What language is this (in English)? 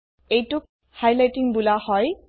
Assamese